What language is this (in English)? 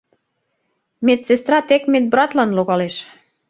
Mari